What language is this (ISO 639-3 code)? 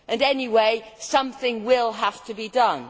eng